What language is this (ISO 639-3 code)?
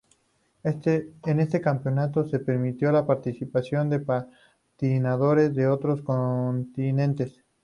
spa